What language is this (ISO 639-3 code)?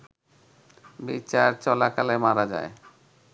ben